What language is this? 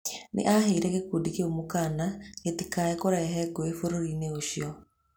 Kikuyu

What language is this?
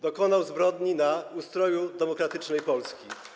Polish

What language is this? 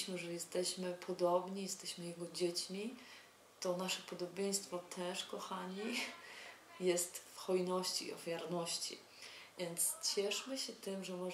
Polish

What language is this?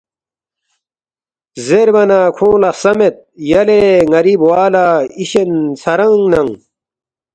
Balti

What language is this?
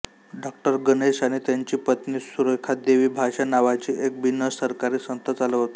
Marathi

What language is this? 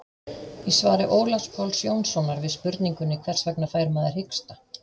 Icelandic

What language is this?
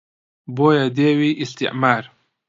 Central Kurdish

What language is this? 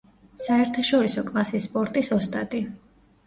Georgian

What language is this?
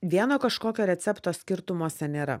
Lithuanian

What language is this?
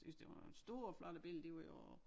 Danish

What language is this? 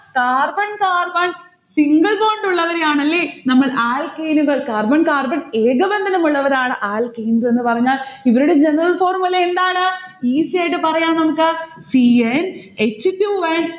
Malayalam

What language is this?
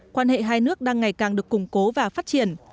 Vietnamese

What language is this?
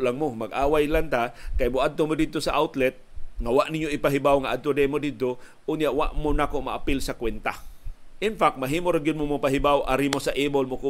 Filipino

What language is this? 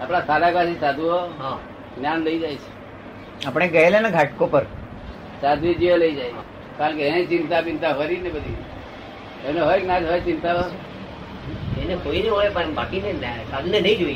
Gujarati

